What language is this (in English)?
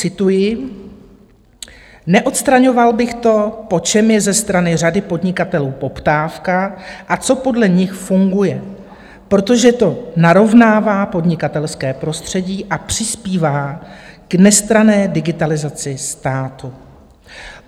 Czech